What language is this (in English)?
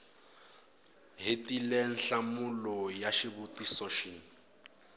Tsonga